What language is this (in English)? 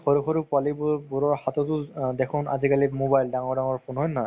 Assamese